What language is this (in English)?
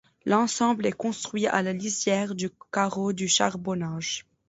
French